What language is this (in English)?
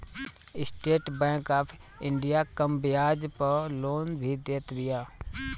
Bhojpuri